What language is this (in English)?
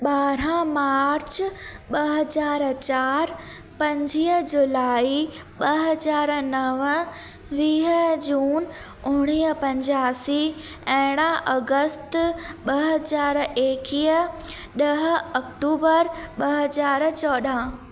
Sindhi